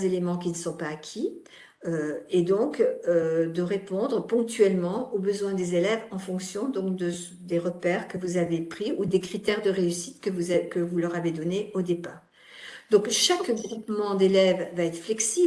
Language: French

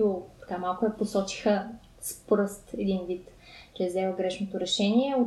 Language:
Bulgarian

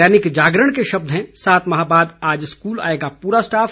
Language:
Hindi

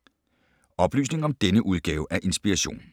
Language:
Danish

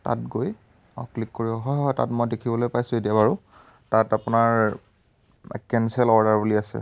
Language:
Assamese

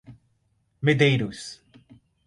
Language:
Portuguese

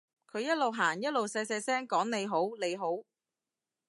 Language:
Cantonese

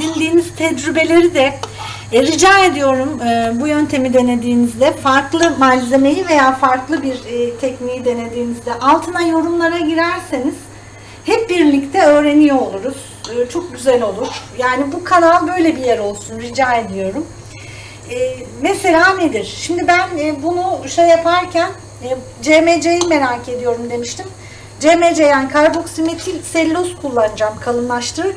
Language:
Turkish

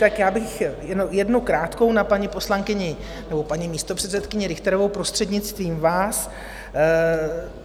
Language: Czech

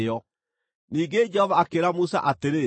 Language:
Kikuyu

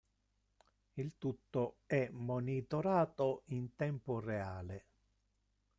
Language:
Italian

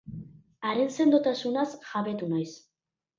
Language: Basque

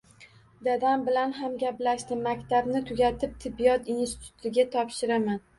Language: Uzbek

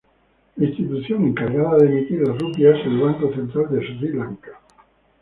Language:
Spanish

